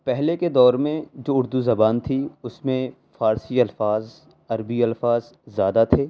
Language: Urdu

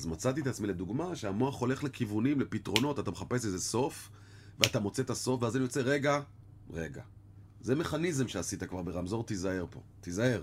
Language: Hebrew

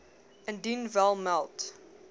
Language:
Afrikaans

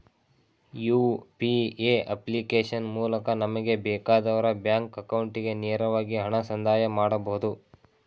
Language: Kannada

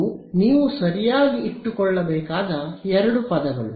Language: Kannada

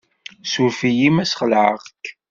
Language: Kabyle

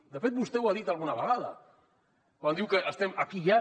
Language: Catalan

